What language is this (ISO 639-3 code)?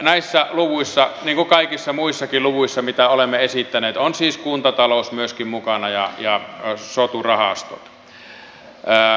fin